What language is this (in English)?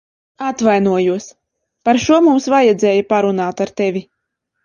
Latvian